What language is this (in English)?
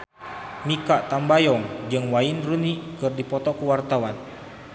Sundanese